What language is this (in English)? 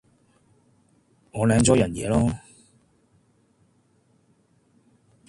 Cantonese